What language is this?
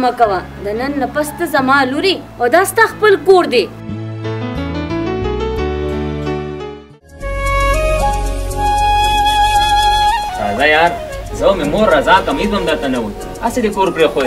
Arabic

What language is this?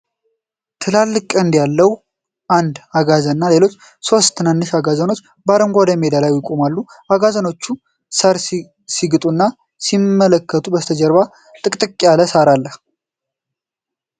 Amharic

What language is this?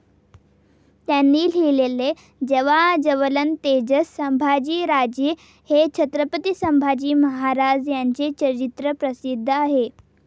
Marathi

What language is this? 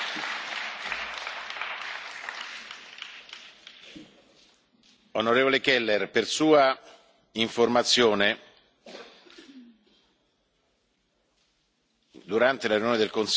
Italian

